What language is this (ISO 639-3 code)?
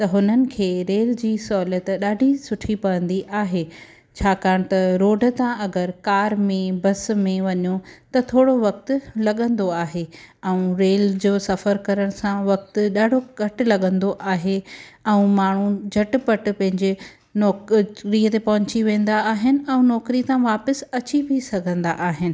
snd